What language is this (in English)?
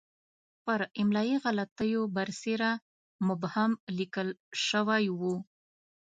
Pashto